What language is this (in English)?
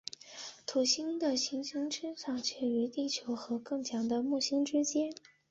Chinese